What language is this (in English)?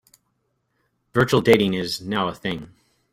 English